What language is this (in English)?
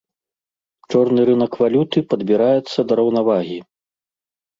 Belarusian